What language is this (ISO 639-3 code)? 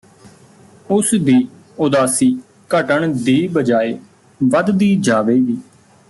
pan